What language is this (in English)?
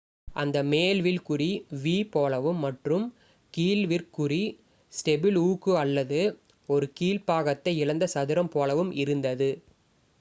Tamil